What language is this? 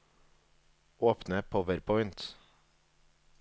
Norwegian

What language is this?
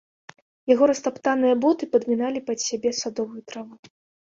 Belarusian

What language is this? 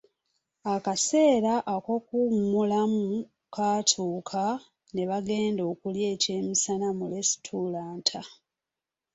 Ganda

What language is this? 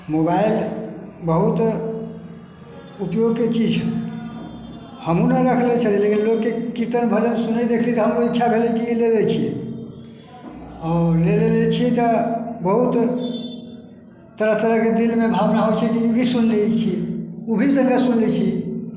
Maithili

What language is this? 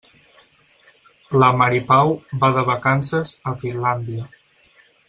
Catalan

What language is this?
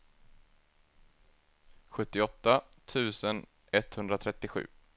Swedish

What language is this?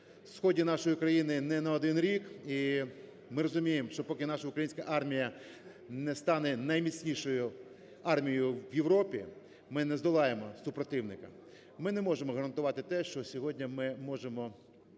Ukrainian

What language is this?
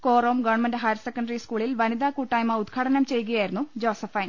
Malayalam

